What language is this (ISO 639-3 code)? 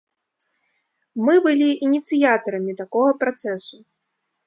bel